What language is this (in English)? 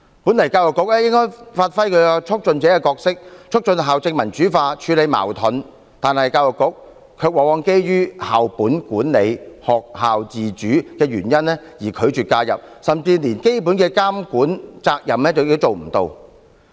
Cantonese